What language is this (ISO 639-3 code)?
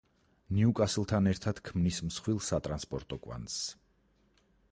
kat